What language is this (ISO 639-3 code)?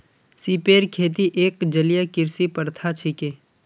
mag